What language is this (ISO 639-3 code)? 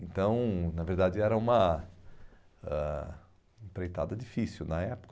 por